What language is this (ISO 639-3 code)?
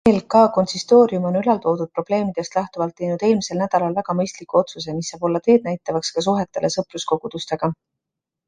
est